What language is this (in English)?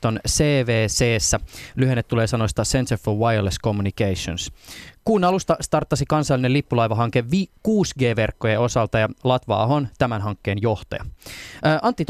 Finnish